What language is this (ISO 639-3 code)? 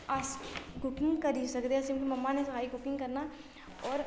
doi